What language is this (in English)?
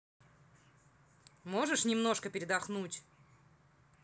Russian